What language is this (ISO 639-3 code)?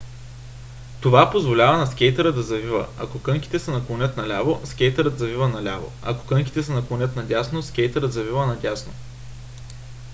bul